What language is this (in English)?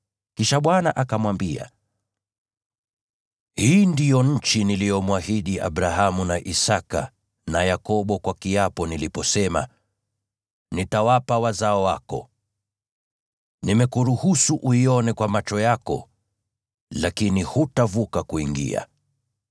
Swahili